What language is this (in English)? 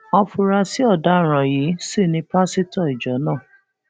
Yoruba